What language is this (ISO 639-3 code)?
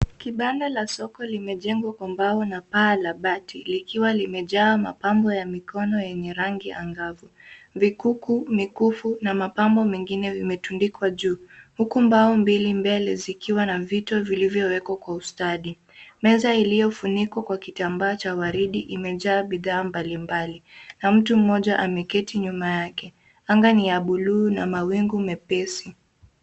swa